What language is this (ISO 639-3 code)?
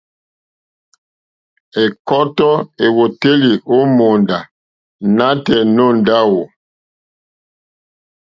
bri